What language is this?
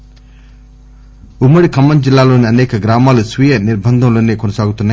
Telugu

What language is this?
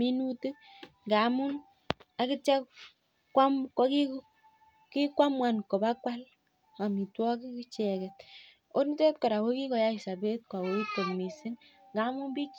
Kalenjin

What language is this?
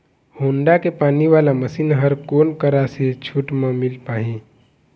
Chhattisgarhi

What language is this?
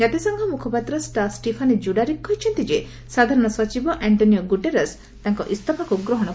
Odia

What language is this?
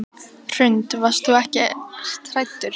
Icelandic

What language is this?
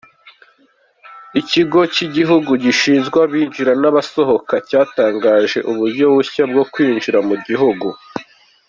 Kinyarwanda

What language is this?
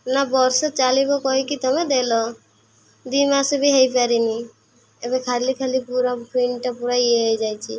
Odia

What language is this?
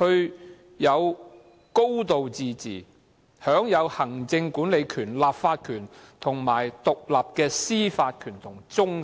Cantonese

